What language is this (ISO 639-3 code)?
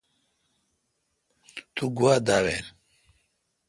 xka